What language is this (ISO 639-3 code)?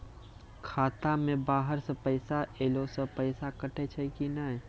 mai